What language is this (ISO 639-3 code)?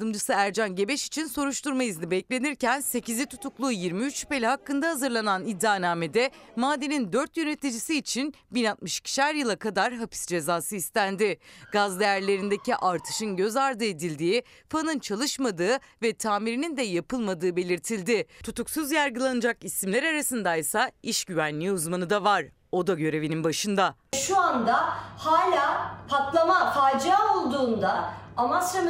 tur